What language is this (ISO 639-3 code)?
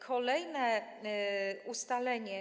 pol